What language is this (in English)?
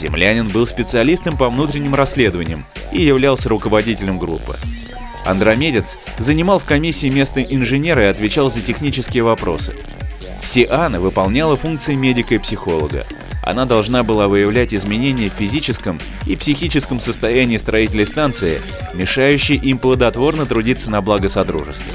Russian